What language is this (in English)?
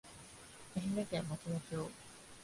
Japanese